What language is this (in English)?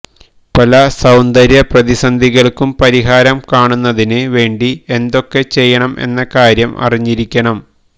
Malayalam